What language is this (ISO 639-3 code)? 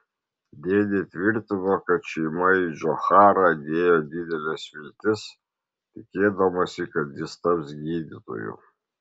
lit